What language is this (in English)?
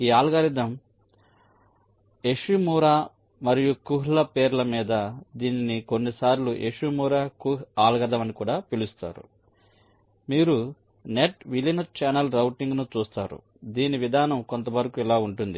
Telugu